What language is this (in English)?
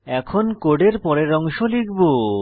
Bangla